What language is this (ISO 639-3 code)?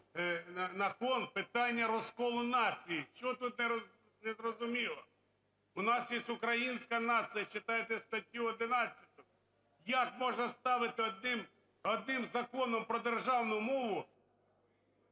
ukr